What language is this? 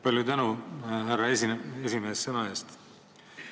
Estonian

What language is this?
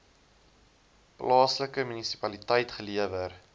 Afrikaans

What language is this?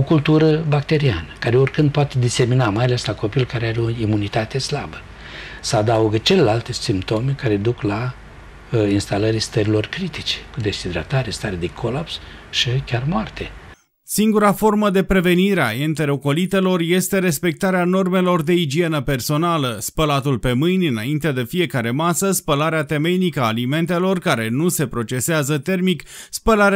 Romanian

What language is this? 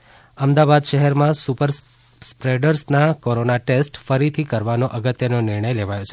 Gujarati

